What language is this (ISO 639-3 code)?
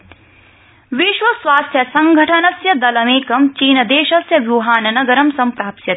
san